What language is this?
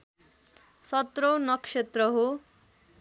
Nepali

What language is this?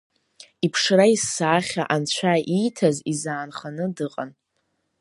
Abkhazian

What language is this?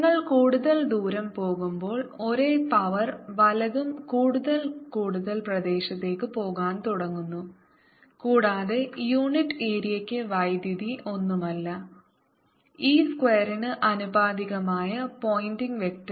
Malayalam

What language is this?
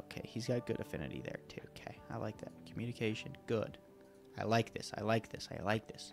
English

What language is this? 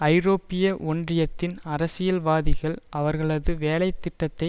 Tamil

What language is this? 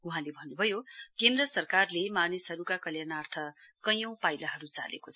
Nepali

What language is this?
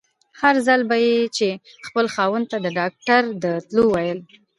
Pashto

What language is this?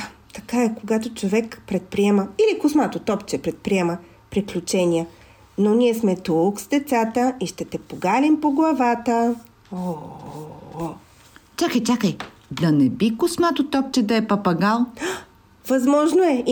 Bulgarian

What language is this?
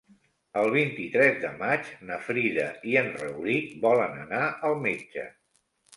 Catalan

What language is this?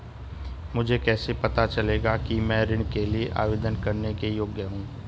Hindi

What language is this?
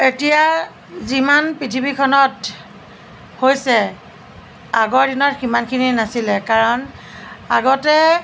Assamese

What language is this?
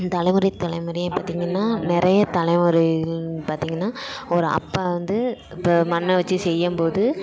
Tamil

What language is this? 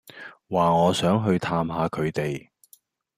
Cantonese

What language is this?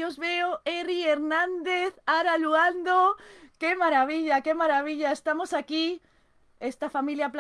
Spanish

